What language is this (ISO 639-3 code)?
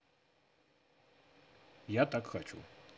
rus